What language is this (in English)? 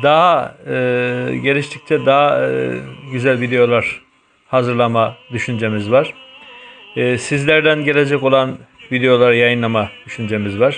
Turkish